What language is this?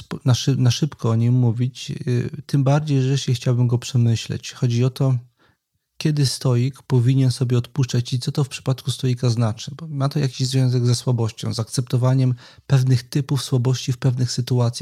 Polish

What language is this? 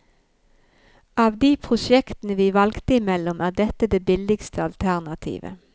Norwegian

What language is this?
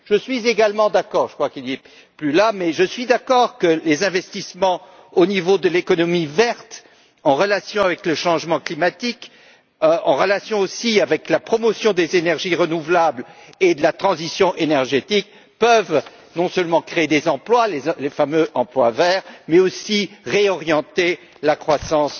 French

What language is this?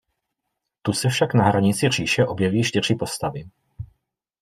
Czech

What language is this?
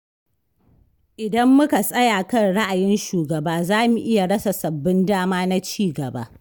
Hausa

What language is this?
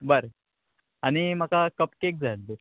Konkani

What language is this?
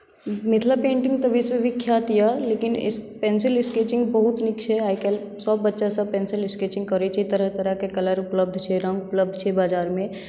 Maithili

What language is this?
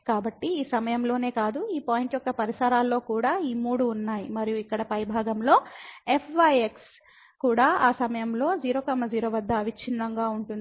Telugu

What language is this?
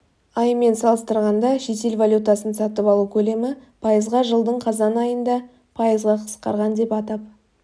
Kazakh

